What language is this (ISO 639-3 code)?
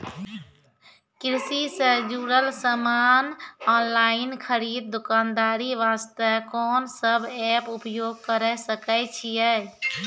mai